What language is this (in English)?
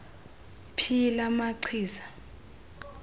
Xhosa